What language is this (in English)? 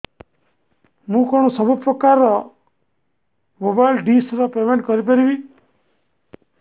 Odia